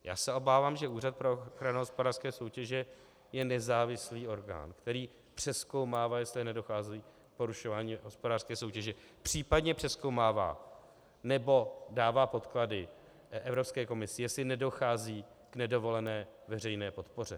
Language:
Czech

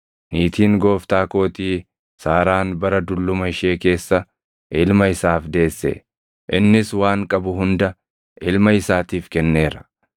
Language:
Oromo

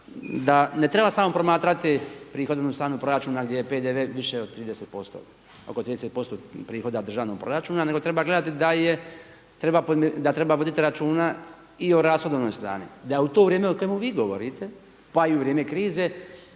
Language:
Croatian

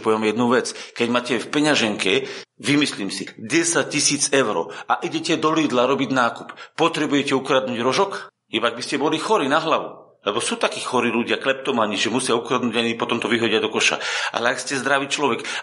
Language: Slovak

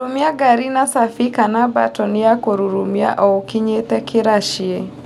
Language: Kikuyu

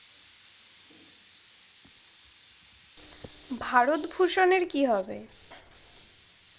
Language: Bangla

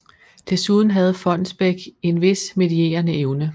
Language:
Danish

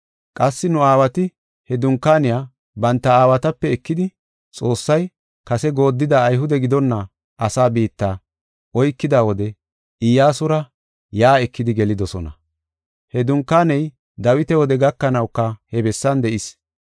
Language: Gofa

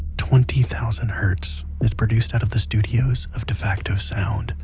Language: English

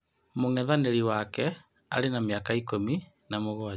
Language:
Kikuyu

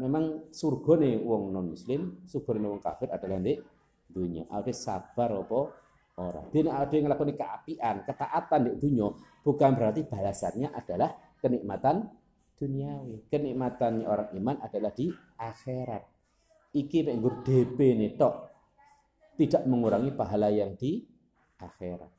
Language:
Indonesian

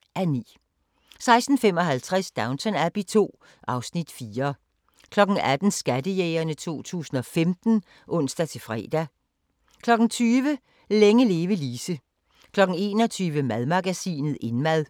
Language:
Danish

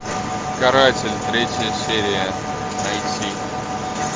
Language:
Russian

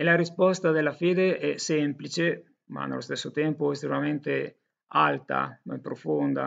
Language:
Italian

